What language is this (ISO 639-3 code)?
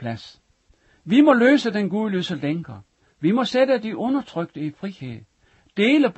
dan